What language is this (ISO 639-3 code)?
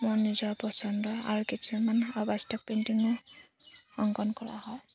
asm